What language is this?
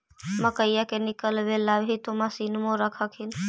Magahi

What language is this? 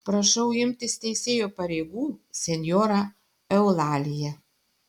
Lithuanian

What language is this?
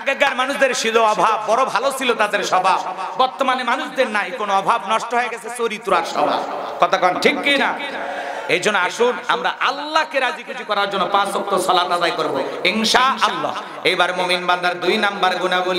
Indonesian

